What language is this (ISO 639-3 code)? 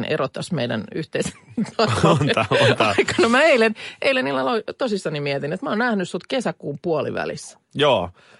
fin